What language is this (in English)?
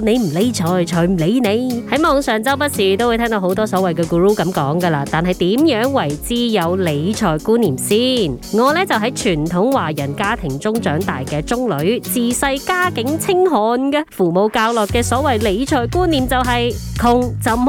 Chinese